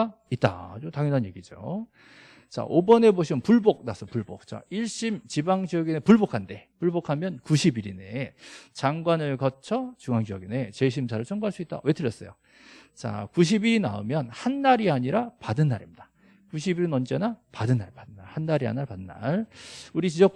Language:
Korean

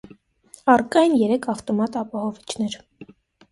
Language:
Armenian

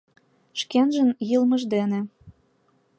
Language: Mari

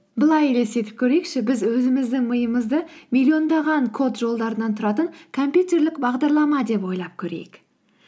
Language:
Kazakh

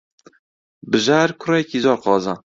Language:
Central Kurdish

